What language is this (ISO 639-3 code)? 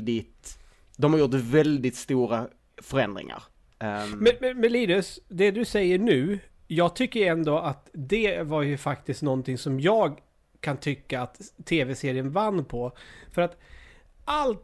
swe